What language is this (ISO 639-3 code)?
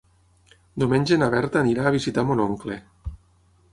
cat